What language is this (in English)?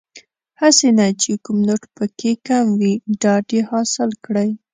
Pashto